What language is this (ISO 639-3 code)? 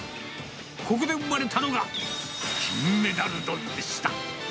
jpn